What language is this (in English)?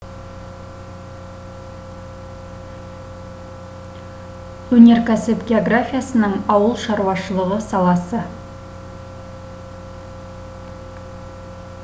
Kazakh